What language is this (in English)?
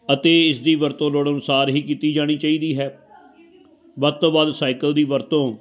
Punjabi